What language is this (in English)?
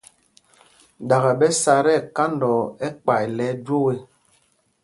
Mpumpong